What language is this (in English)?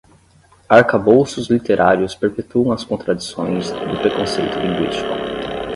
Portuguese